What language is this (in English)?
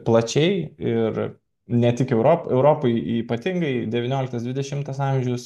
Lithuanian